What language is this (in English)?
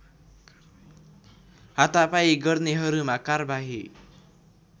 Nepali